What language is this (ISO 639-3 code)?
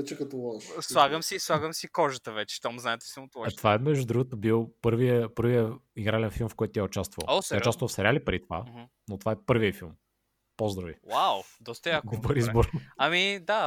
bul